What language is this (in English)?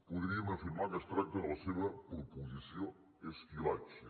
Catalan